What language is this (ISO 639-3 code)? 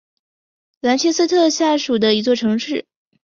zho